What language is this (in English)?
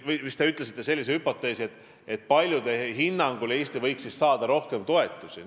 Estonian